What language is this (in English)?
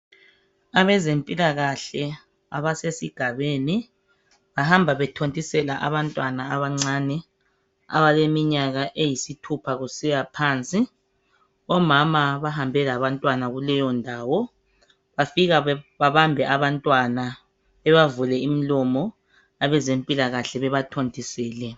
North Ndebele